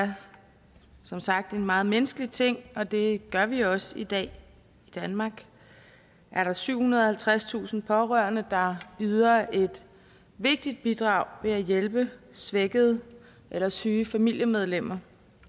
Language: Danish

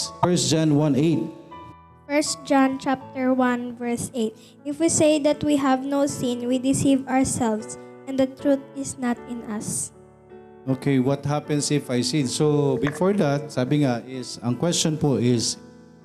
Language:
Filipino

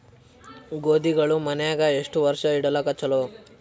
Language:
Kannada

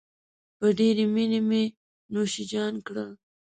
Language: Pashto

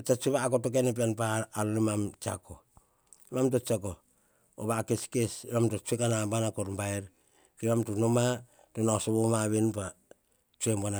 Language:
Hahon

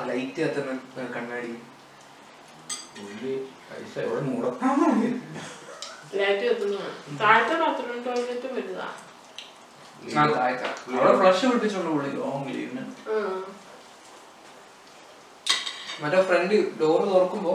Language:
Malayalam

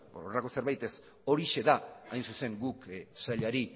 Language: Basque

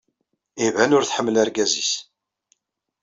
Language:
Kabyle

